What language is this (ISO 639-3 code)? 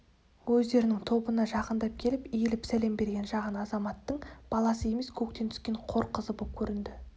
kaz